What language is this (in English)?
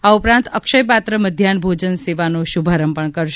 Gujarati